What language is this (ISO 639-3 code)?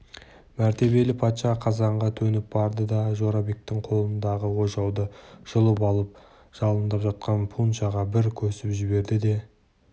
kaz